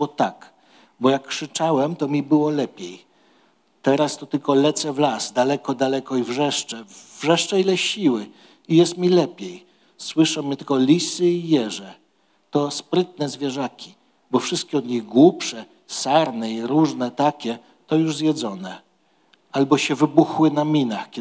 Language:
Polish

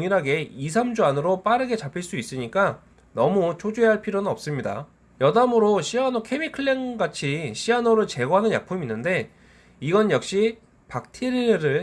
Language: Korean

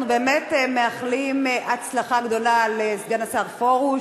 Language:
Hebrew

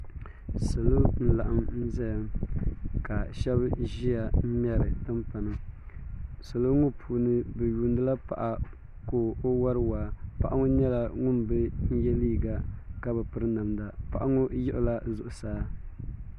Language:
Dagbani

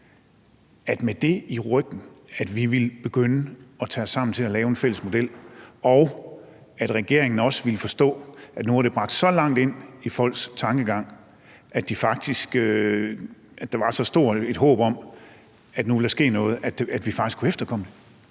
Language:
Danish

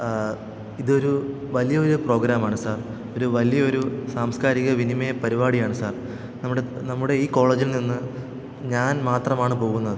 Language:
Malayalam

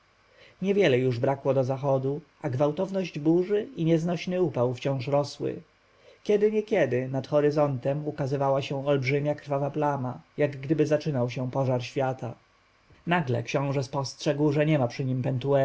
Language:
Polish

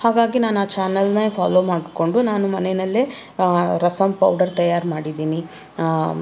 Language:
Kannada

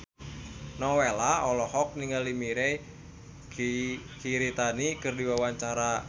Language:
Sundanese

